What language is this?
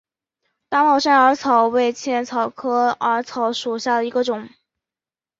Chinese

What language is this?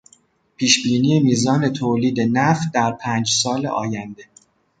Persian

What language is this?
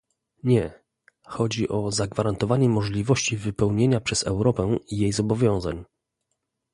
Polish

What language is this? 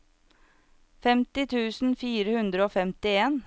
Norwegian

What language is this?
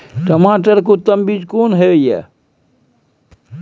Maithili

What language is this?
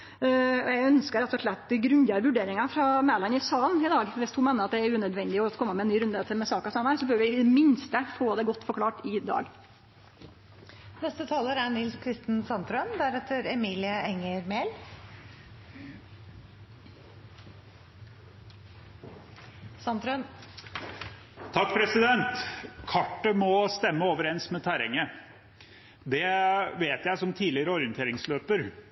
Norwegian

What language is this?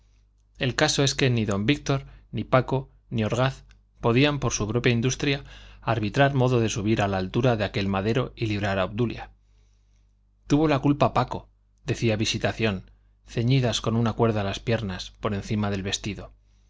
Spanish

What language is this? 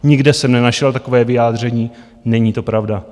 Czech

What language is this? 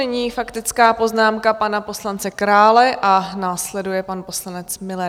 Czech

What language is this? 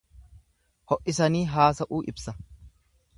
Oromo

